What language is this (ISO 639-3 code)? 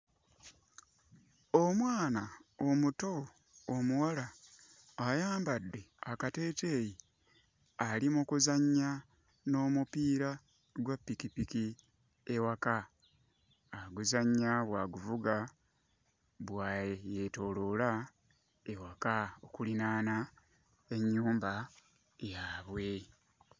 lug